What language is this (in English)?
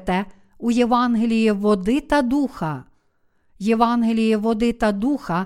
Ukrainian